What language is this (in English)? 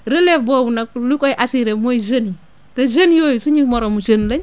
Wolof